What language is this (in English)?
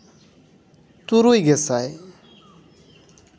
Santali